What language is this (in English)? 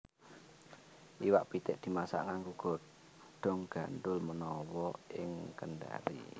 Javanese